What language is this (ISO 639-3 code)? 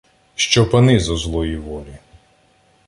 ukr